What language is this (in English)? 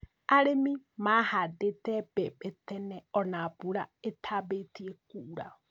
Kikuyu